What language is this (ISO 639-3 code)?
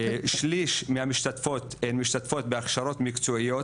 heb